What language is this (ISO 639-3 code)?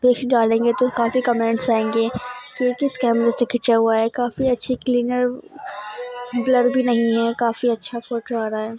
urd